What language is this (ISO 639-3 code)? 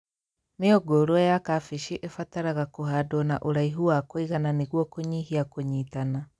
kik